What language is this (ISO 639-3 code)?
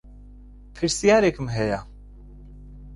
ckb